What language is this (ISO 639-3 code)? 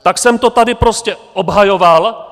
ces